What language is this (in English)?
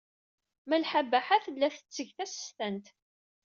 Kabyle